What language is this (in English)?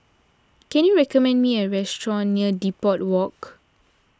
English